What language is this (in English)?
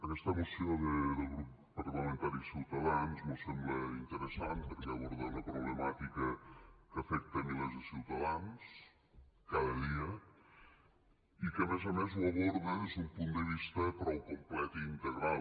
Catalan